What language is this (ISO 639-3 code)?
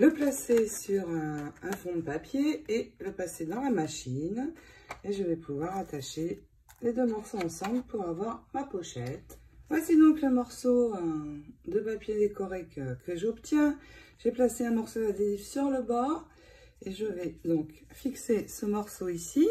fra